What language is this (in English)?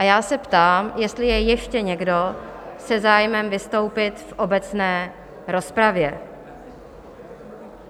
Czech